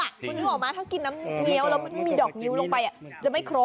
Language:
Thai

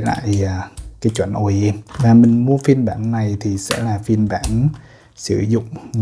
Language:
Vietnamese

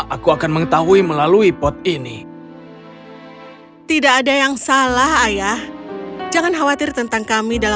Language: Indonesian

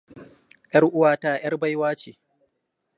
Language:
Hausa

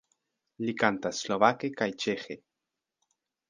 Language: Esperanto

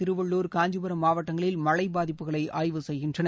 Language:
Tamil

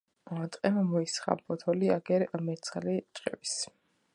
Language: Georgian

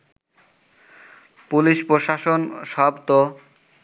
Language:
Bangla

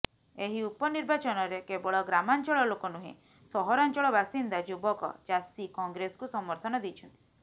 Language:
Odia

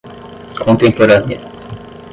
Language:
Portuguese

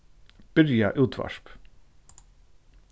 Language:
Faroese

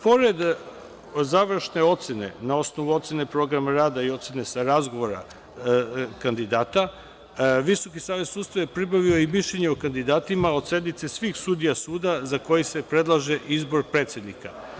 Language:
Serbian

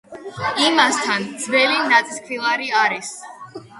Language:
Georgian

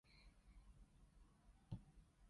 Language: Cantonese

